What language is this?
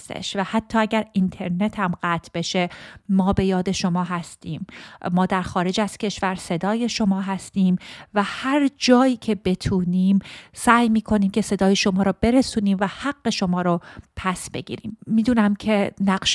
Persian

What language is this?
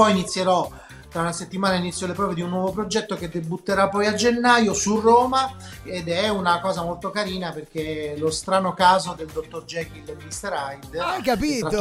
Italian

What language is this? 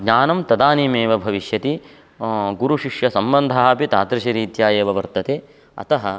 Sanskrit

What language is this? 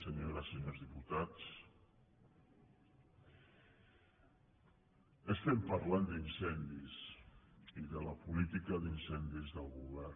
Catalan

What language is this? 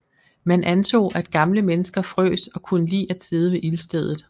Danish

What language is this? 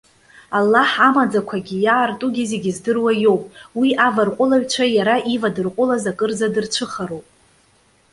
Abkhazian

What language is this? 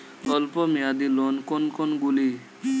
Bangla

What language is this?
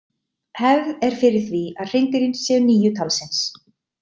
Icelandic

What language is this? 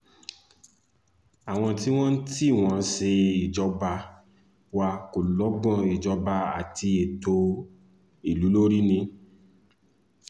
Yoruba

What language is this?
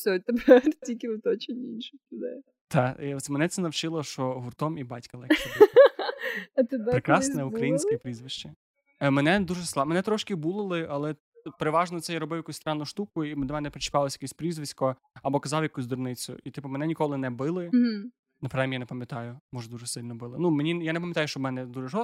Ukrainian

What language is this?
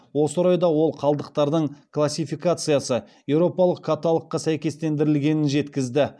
Kazakh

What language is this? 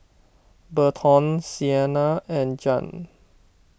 English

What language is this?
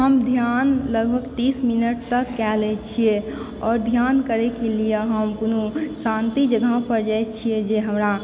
Maithili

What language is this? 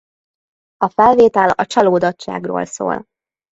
Hungarian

